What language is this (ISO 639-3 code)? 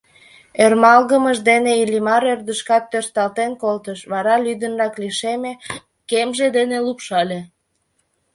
chm